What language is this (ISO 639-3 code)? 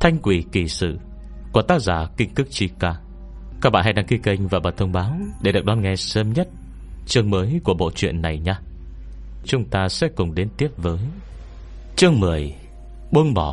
vie